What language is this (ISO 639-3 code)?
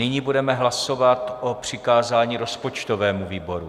ces